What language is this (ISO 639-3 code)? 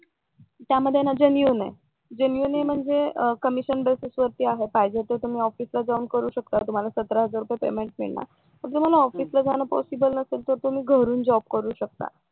mar